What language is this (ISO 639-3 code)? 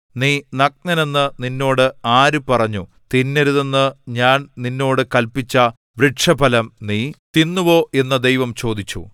mal